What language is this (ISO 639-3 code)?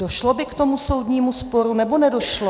ces